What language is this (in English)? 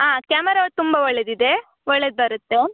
Kannada